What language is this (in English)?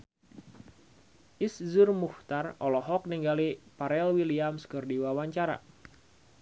Sundanese